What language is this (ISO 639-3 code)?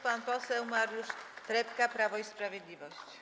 pol